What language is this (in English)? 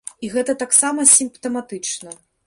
Belarusian